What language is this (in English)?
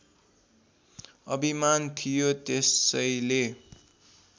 Nepali